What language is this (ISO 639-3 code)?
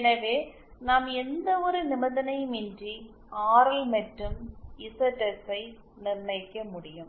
tam